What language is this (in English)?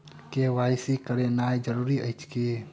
Maithili